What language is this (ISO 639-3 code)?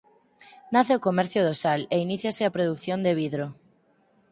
glg